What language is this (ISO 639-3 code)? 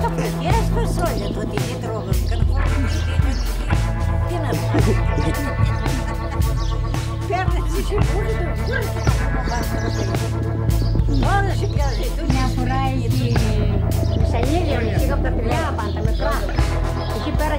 ell